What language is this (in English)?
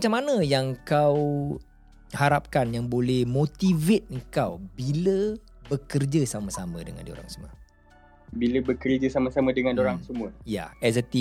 Malay